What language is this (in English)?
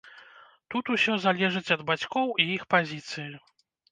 Belarusian